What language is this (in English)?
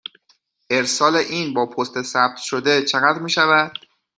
Persian